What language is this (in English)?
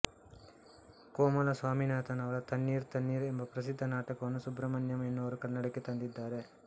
Kannada